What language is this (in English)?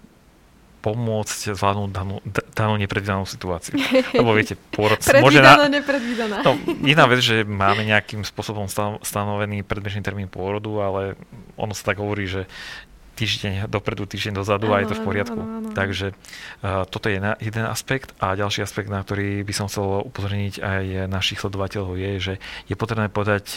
Slovak